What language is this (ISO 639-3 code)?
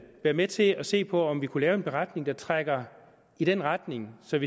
dan